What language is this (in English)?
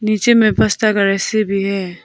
Hindi